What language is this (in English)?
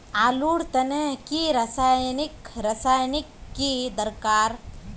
Magahi